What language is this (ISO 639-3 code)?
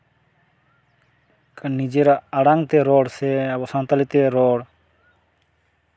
sat